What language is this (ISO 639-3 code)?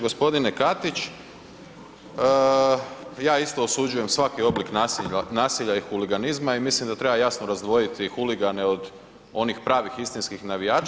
hrv